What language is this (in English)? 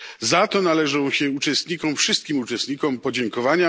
Polish